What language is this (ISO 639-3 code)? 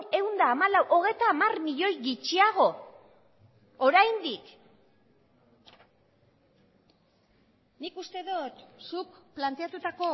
eus